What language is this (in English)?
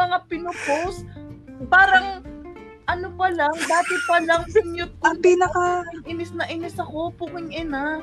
Filipino